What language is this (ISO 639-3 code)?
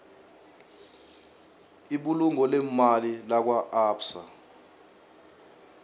nbl